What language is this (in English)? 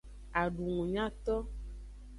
Aja (Benin)